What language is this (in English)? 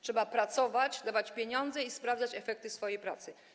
Polish